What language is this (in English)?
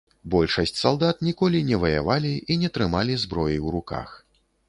Belarusian